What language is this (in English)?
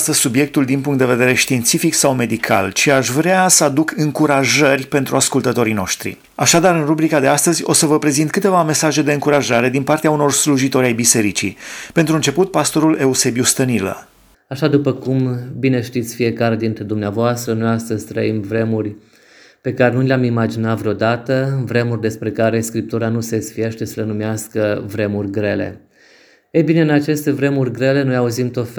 Romanian